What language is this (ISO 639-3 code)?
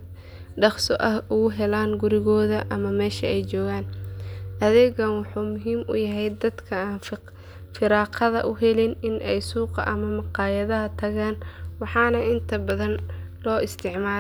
som